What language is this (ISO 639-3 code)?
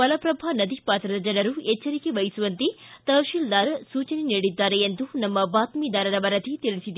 kan